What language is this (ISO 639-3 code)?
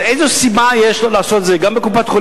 heb